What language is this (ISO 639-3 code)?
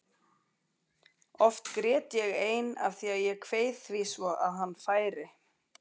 isl